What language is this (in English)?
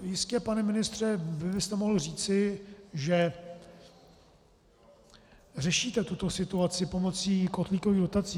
Czech